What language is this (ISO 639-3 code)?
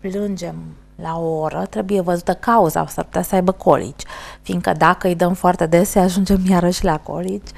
ron